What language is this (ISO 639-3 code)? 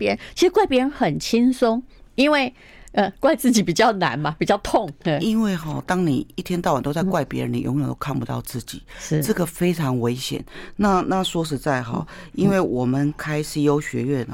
zho